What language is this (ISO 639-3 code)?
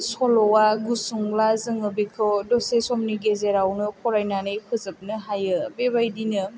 brx